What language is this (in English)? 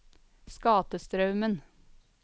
Norwegian